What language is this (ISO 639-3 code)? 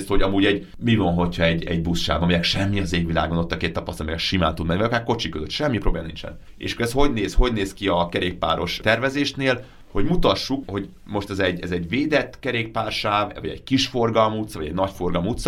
hun